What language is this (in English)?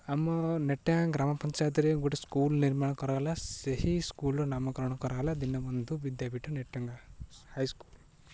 Odia